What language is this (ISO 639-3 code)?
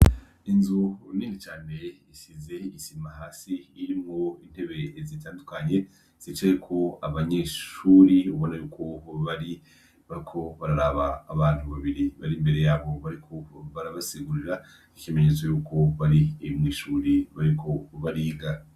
run